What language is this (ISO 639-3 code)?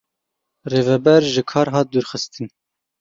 kur